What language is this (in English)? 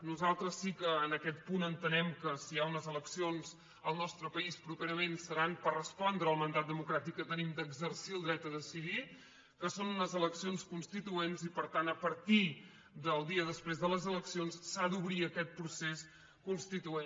Catalan